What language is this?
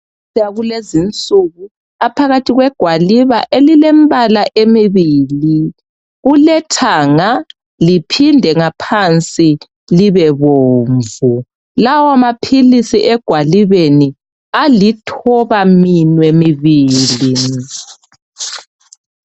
North Ndebele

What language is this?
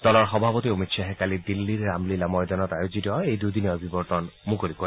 Assamese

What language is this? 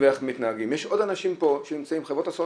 Hebrew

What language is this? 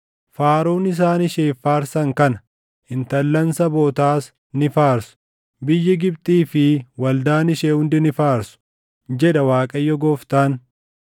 Oromo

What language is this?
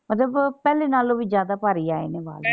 Punjabi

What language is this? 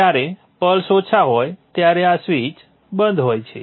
Gujarati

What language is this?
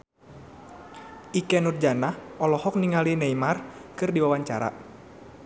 Sundanese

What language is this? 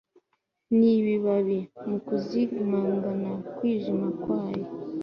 Kinyarwanda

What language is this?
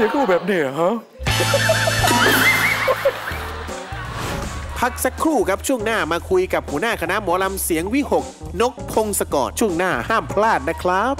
Thai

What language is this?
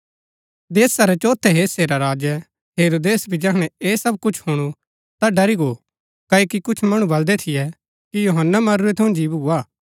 Gaddi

